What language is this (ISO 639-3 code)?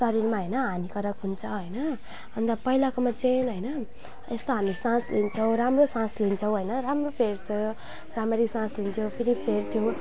nep